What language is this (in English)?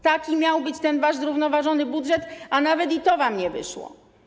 Polish